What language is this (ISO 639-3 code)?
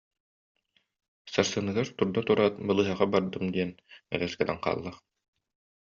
sah